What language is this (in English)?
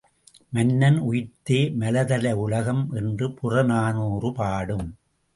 Tamil